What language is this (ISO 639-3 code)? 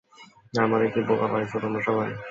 ben